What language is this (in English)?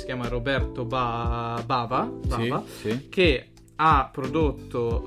Italian